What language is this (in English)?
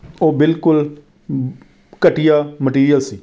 Punjabi